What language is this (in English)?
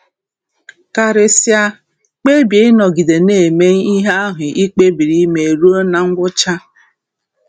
Igbo